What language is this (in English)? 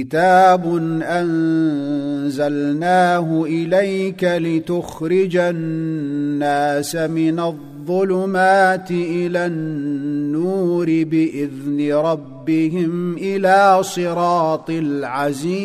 Arabic